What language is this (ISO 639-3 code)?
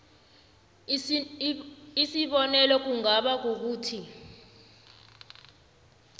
nbl